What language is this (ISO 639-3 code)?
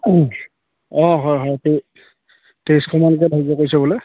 asm